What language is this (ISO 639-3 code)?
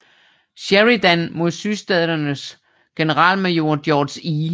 dan